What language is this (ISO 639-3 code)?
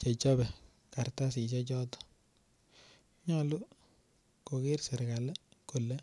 kln